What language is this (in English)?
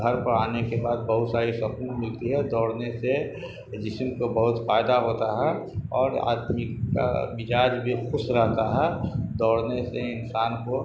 Urdu